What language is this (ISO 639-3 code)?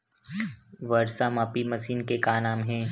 hne